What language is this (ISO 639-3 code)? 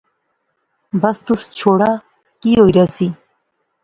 phr